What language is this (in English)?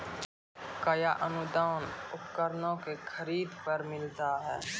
Maithili